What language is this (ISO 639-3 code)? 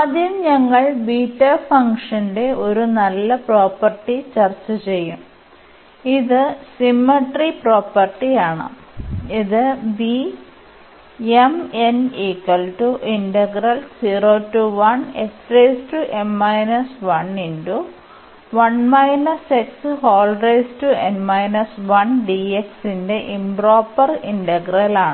mal